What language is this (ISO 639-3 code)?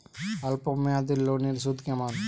ben